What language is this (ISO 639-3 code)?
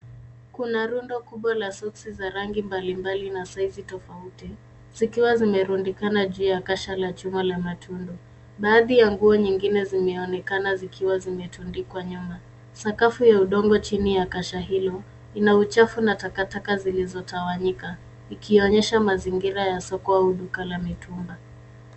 swa